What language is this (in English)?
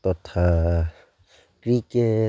Assamese